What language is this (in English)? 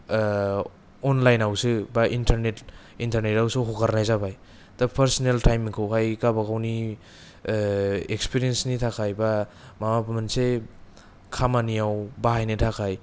Bodo